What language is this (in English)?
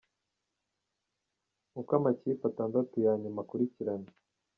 Kinyarwanda